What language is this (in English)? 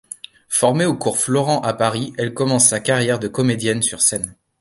French